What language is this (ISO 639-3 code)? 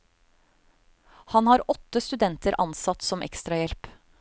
nor